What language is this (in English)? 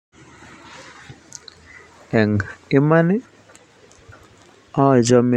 Kalenjin